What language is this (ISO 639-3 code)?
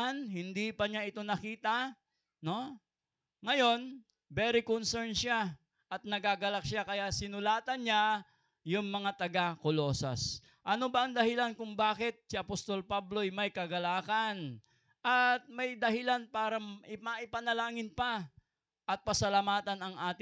fil